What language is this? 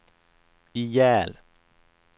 Swedish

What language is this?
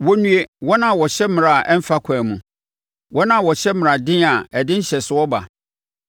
Akan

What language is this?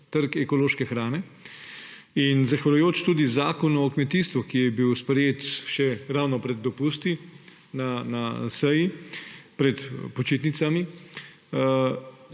Slovenian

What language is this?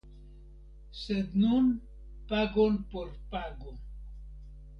Esperanto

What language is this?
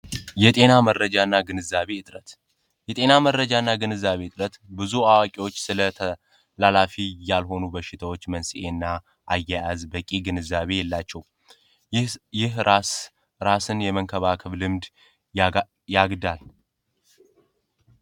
Amharic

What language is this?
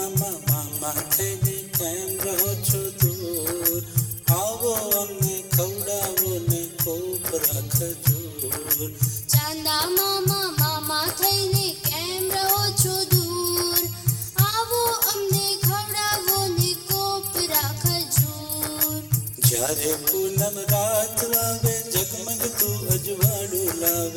Gujarati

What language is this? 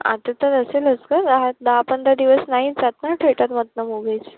Marathi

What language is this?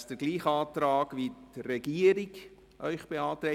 Swiss German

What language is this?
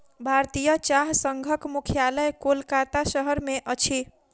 Maithili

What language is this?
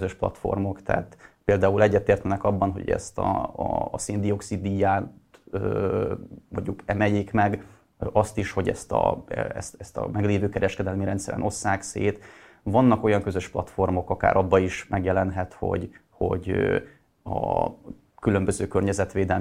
Hungarian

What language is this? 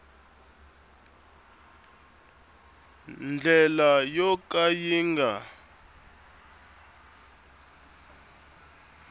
Tsonga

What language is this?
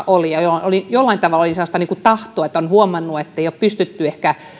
Finnish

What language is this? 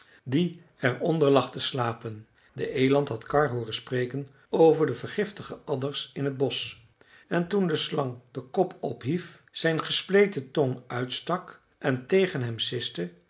Dutch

